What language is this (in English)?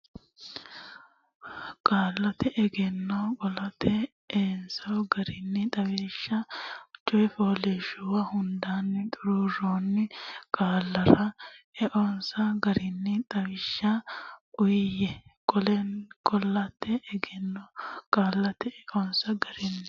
Sidamo